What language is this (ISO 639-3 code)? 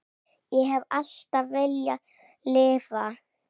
isl